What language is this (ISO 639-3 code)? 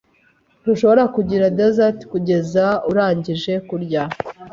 kin